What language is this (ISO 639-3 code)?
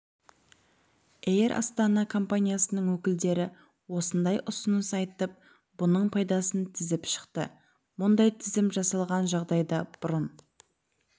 kaz